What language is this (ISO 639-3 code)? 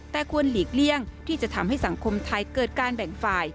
tha